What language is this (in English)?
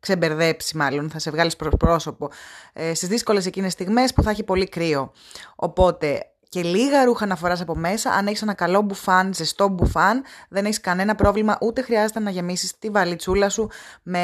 Greek